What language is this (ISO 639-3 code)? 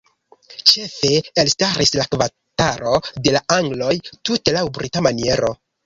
epo